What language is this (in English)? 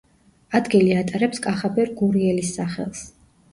Georgian